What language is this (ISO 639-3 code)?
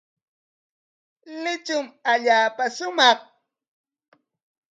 qwa